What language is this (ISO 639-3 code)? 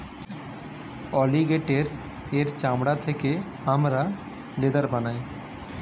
ben